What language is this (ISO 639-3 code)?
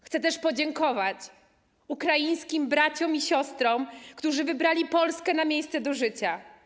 pol